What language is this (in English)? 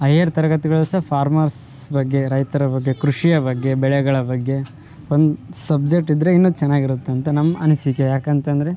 Kannada